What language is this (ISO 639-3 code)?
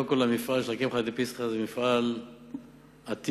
heb